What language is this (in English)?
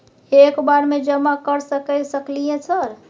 Maithili